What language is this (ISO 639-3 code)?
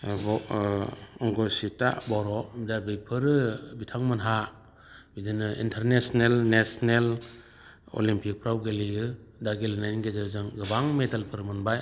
brx